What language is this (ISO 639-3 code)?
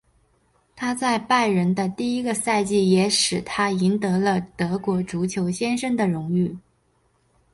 zho